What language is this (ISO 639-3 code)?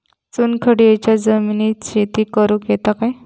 mar